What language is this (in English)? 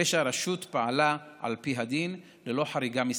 Hebrew